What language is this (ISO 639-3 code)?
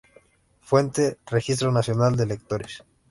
spa